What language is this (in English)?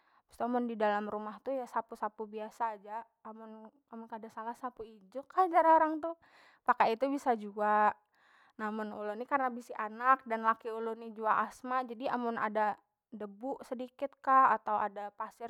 Banjar